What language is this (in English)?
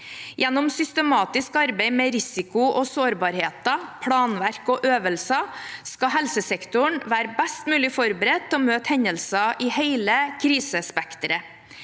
Norwegian